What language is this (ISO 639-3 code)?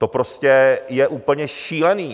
ces